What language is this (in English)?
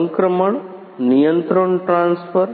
Gujarati